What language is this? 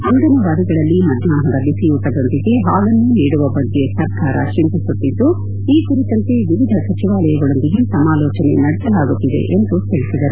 Kannada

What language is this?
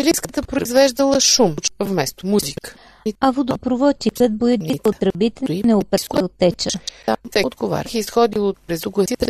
Bulgarian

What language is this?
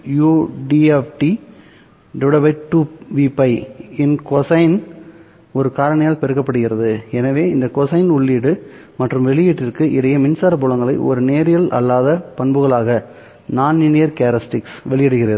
Tamil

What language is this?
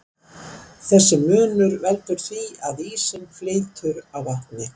Icelandic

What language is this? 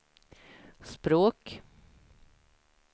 Swedish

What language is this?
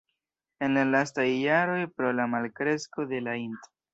Esperanto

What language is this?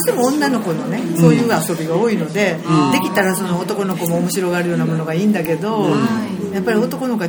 Japanese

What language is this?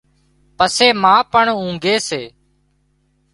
Wadiyara Koli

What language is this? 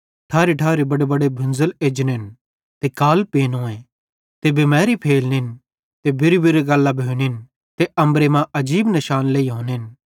Bhadrawahi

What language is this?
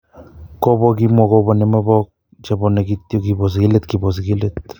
Kalenjin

